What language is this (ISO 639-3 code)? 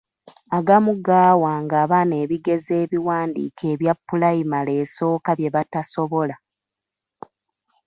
lug